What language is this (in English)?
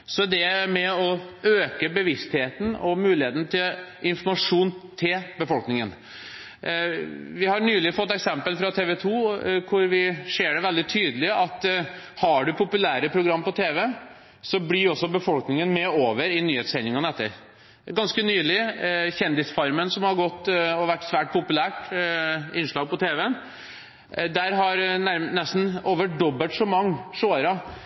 Norwegian Bokmål